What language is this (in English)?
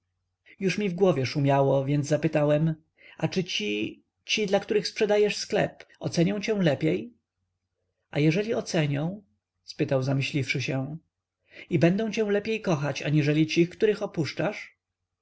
Polish